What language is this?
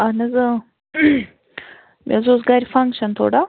Kashmiri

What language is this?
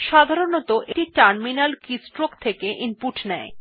Bangla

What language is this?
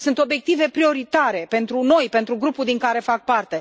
Romanian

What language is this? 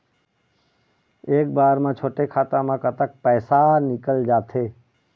Chhattisgarhi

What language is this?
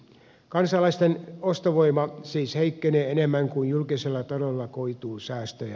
Finnish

